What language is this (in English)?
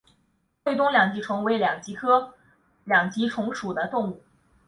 Chinese